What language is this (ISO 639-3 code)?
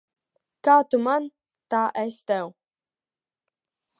lav